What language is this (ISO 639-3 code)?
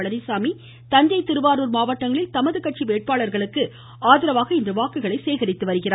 tam